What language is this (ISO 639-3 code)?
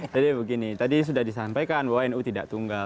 ind